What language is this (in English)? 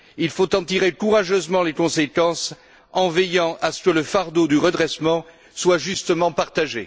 French